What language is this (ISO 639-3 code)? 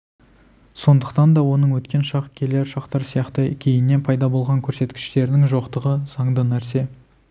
kaz